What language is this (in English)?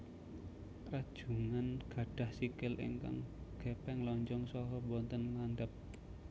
Javanese